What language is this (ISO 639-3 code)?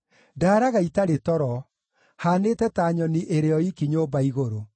kik